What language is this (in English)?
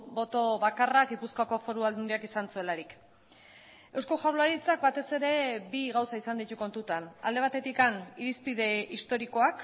Basque